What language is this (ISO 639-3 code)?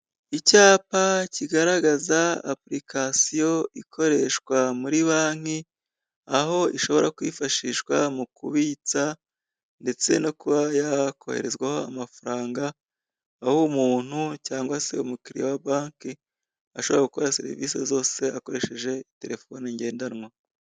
kin